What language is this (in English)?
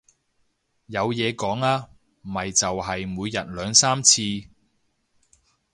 Cantonese